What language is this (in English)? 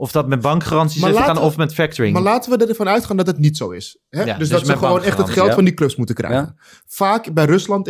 Dutch